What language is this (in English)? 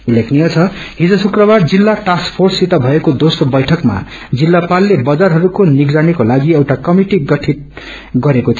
Nepali